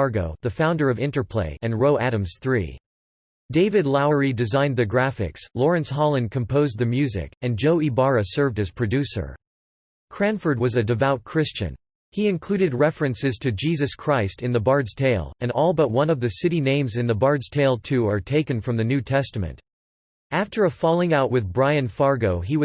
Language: English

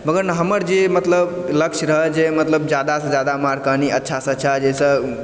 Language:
Maithili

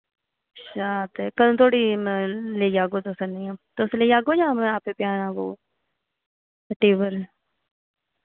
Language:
Dogri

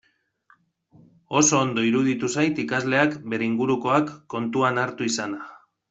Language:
Basque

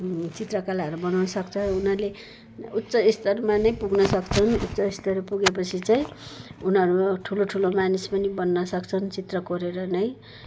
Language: Nepali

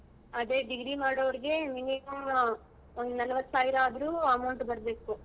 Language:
Kannada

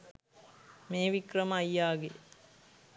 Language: Sinhala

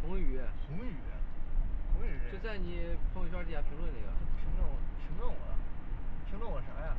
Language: Chinese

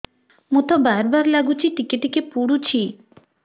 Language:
Odia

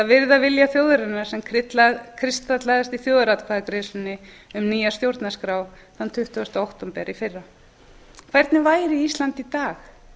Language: Icelandic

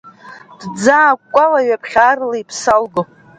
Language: Abkhazian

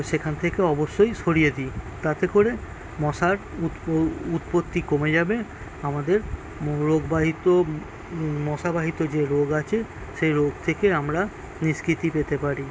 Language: Bangla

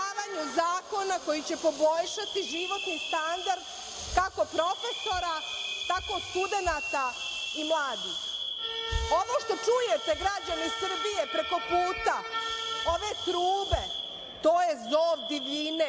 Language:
Serbian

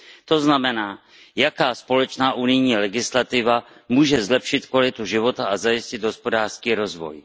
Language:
Czech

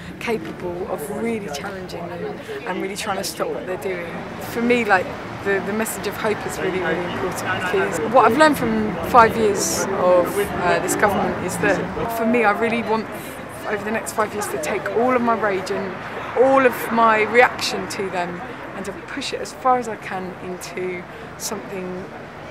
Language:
English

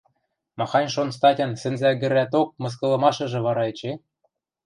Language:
Western Mari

